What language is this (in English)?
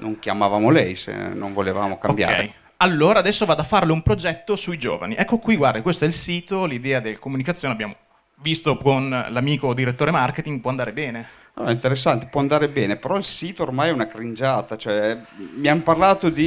Italian